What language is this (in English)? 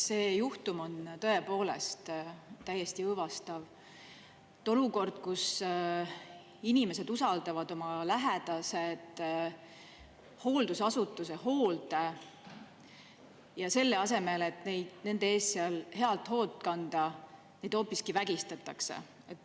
Estonian